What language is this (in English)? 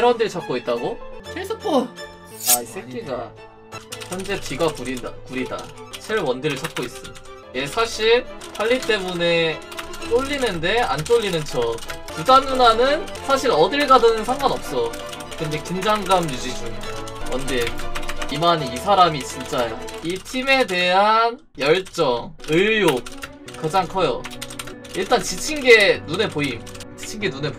Korean